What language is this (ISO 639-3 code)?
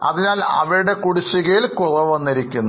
mal